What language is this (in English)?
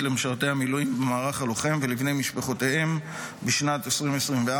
Hebrew